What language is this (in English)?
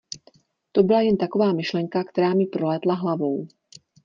Czech